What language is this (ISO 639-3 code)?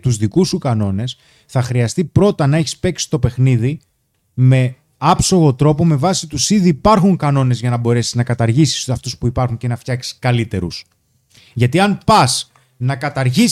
ell